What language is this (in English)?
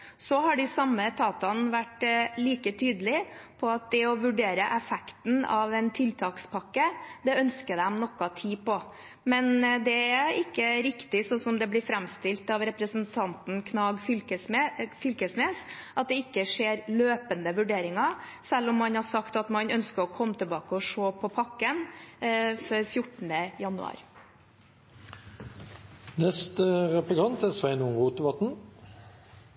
Norwegian